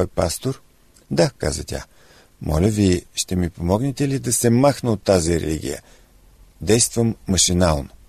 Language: Bulgarian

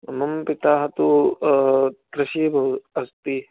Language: Sanskrit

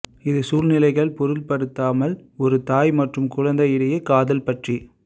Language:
Tamil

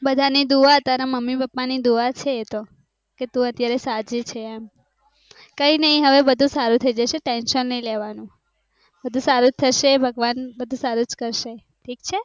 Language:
Gujarati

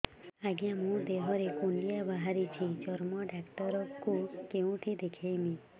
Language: Odia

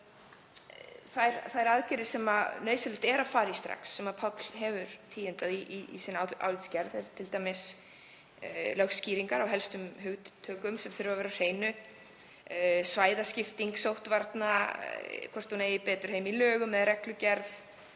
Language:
Icelandic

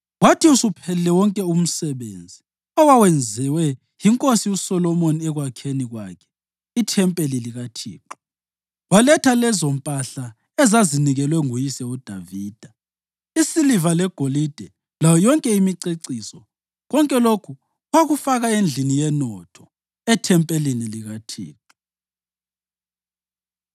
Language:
North Ndebele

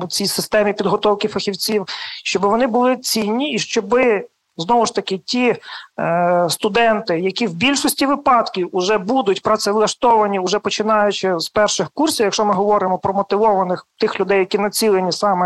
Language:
Ukrainian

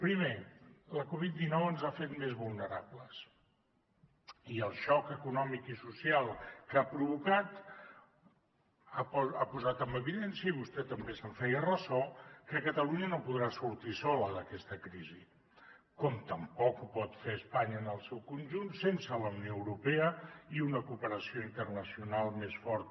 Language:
Catalan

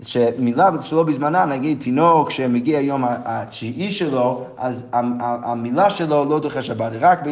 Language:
Hebrew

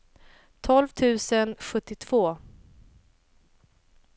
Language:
Swedish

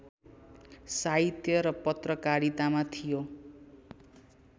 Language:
Nepali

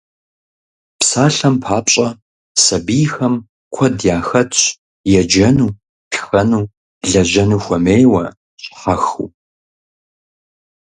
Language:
Kabardian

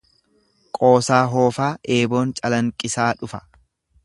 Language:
Oromo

